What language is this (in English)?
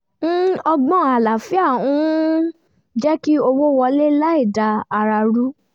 Yoruba